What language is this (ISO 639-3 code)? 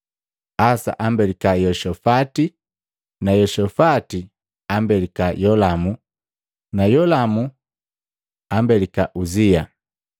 mgv